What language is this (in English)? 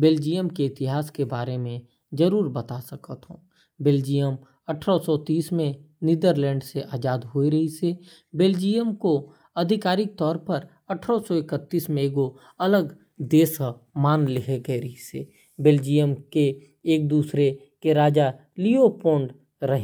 Korwa